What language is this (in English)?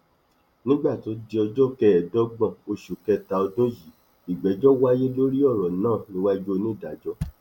Yoruba